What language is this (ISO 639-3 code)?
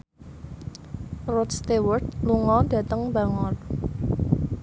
jav